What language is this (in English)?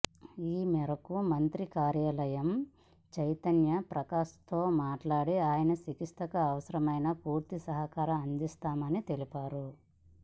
Telugu